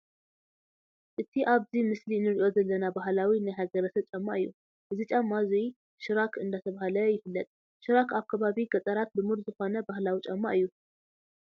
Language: Tigrinya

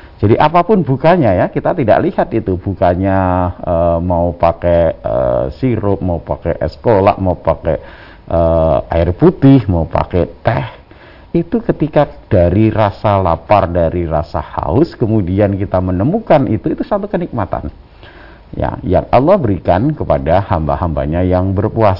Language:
Indonesian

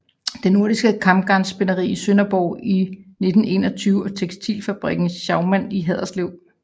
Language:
Danish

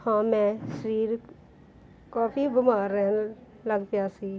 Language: Punjabi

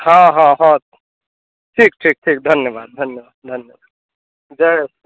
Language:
Maithili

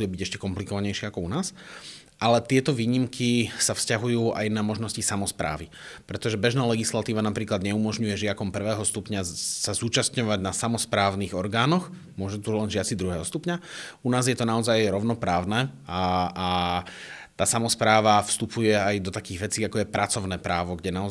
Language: Slovak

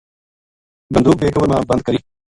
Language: Gujari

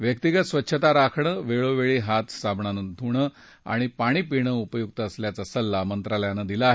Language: Marathi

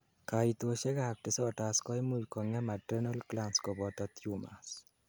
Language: Kalenjin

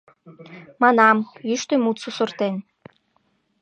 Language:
Mari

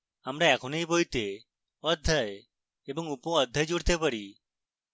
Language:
Bangla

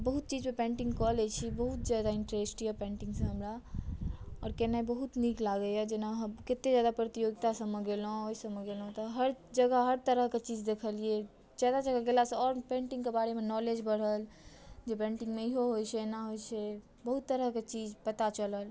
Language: Maithili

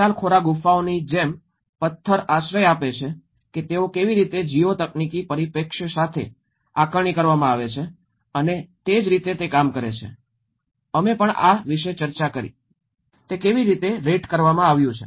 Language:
Gujarati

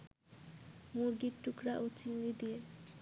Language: Bangla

